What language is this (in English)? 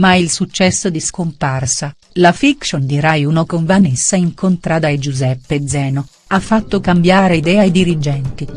Italian